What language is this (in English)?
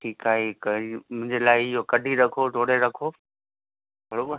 Sindhi